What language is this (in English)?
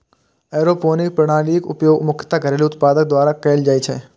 Maithili